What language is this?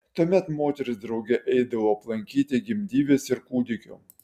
Lithuanian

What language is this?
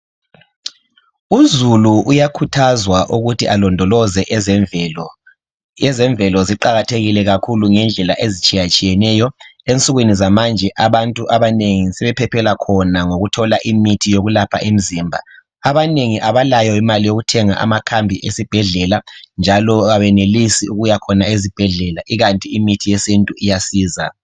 North Ndebele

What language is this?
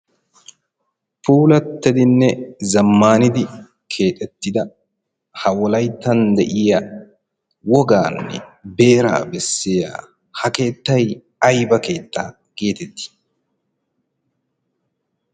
Wolaytta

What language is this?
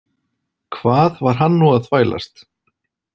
Icelandic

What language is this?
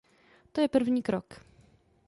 Czech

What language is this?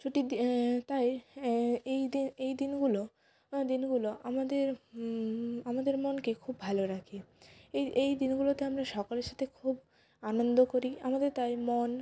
Bangla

